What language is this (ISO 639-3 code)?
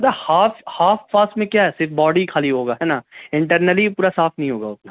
urd